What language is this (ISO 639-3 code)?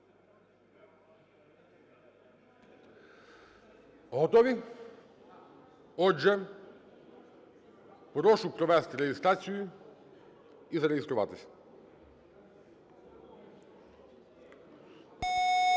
ukr